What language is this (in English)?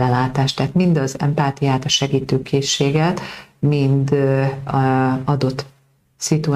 Hungarian